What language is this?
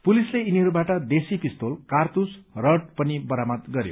Nepali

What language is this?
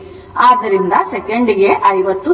Kannada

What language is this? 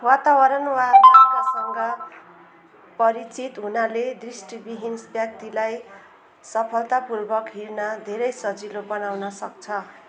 Nepali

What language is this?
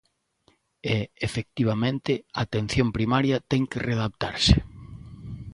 Galician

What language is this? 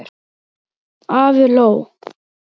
Icelandic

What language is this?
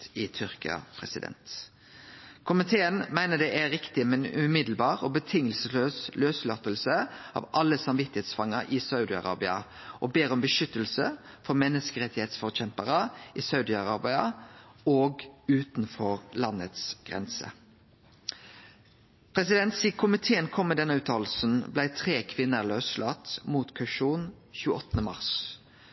Norwegian Nynorsk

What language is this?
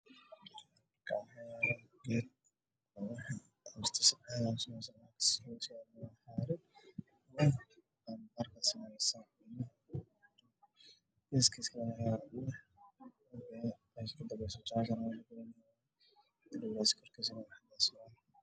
Somali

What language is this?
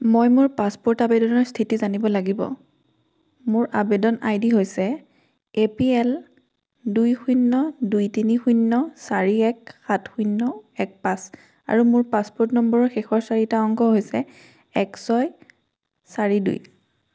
Assamese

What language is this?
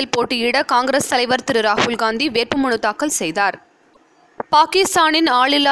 Tamil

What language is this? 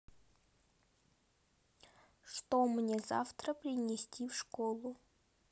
Russian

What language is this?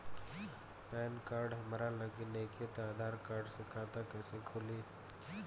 Bhojpuri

